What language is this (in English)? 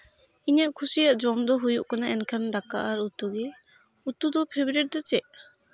Santali